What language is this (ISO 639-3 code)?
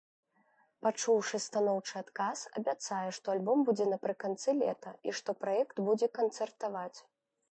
bel